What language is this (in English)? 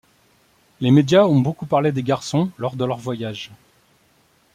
French